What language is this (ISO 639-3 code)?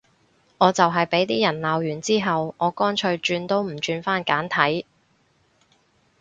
yue